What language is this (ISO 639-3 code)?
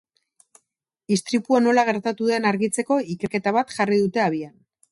eus